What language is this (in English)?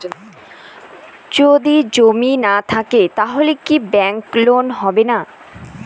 Bangla